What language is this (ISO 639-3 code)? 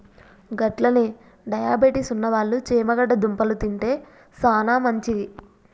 tel